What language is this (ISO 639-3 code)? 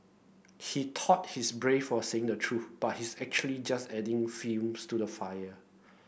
eng